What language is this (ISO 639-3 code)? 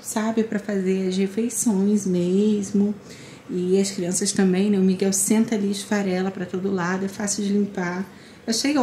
por